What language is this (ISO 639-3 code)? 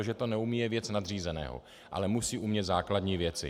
ces